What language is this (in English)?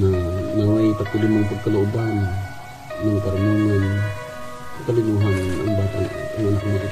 Filipino